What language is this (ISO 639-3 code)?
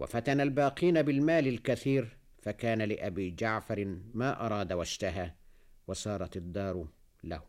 ara